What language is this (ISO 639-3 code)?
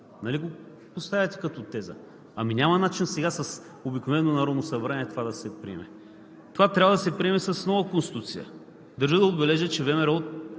bul